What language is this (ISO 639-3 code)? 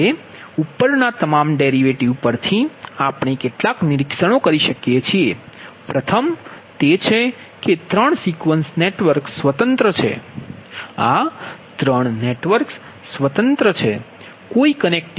guj